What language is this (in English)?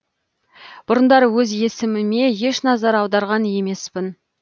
Kazakh